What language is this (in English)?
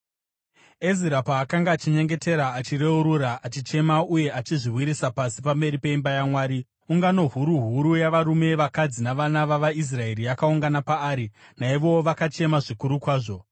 Shona